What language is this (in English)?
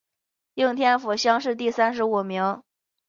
Chinese